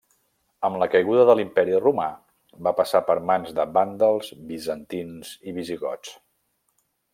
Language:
Catalan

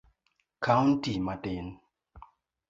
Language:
Luo (Kenya and Tanzania)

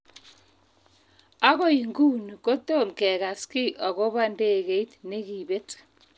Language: Kalenjin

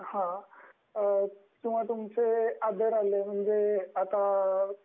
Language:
Marathi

